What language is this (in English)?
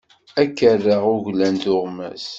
Kabyle